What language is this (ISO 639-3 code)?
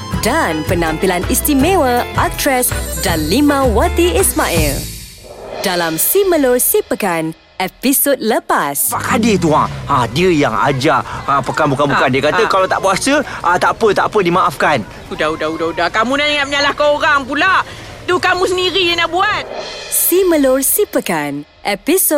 msa